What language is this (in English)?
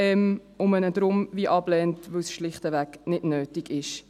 Swiss German